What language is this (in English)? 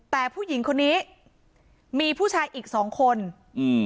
Thai